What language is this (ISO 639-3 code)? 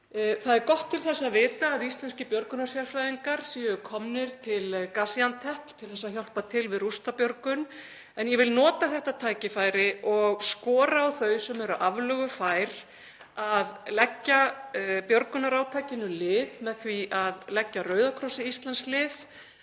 isl